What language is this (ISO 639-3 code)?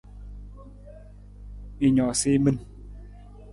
nmz